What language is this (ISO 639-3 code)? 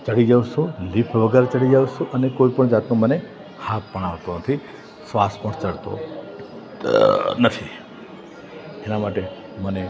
guj